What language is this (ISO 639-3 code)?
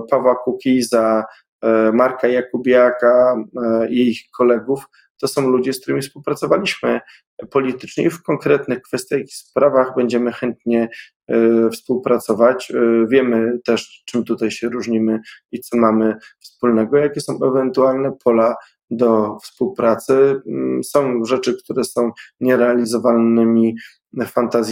pol